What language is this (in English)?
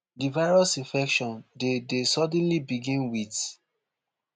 Nigerian Pidgin